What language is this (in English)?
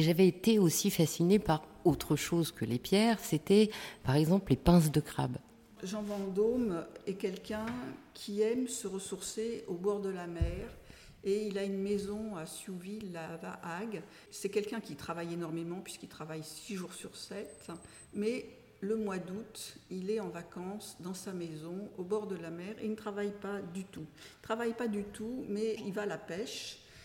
French